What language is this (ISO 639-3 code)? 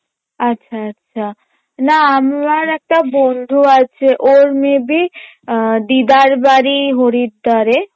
ben